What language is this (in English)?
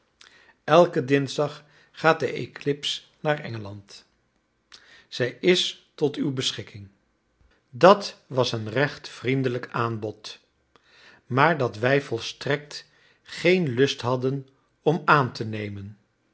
Dutch